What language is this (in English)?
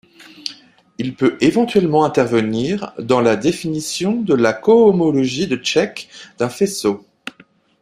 French